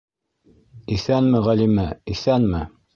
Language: Bashkir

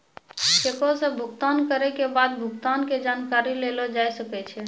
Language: Maithili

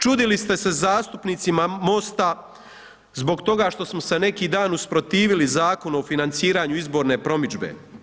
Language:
Croatian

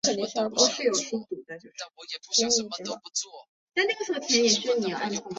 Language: Chinese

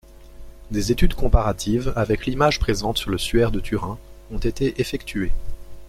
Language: French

